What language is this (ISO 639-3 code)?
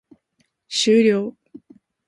jpn